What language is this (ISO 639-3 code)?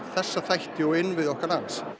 isl